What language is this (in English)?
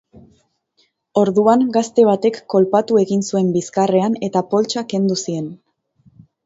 Basque